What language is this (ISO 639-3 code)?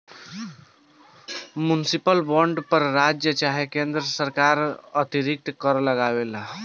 bho